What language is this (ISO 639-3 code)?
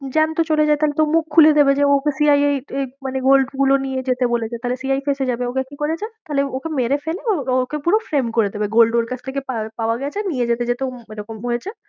ben